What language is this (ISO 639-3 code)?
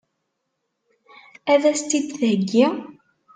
kab